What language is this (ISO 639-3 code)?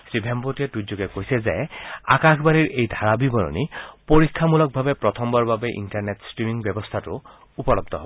asm